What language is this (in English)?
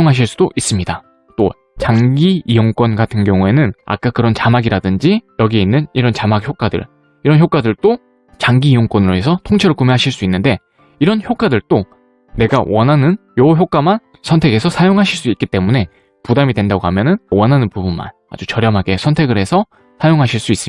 Korean